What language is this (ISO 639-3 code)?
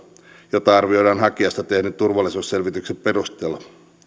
fin